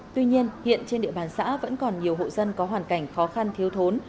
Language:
Vietnamese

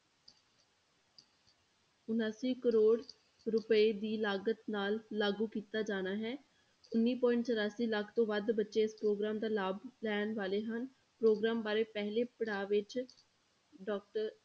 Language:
Punjabi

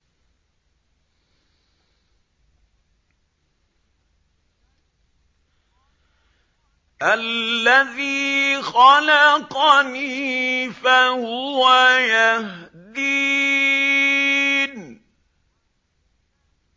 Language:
Arabic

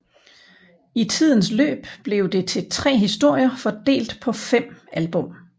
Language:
Danish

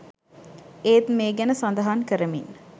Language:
Sinhala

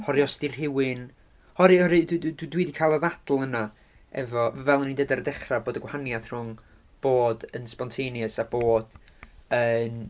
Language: Welsh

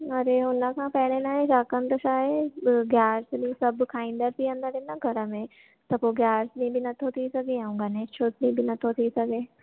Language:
Sindhi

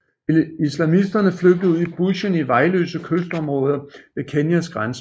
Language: Danish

